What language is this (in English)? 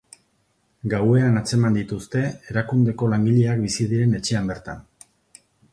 Basque